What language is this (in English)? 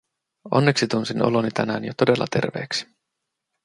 Finnish